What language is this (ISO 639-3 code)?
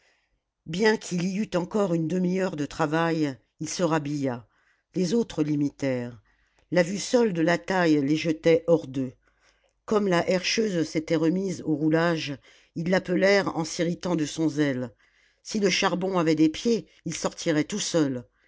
fra